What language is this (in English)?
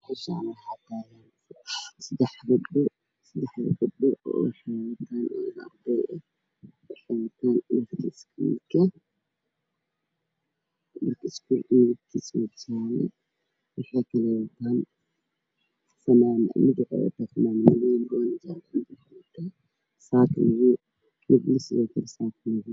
Somali